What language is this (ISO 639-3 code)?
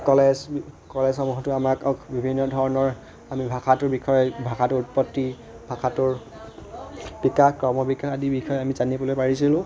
asm